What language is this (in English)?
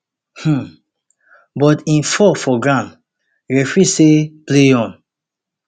Nigerian Pidgin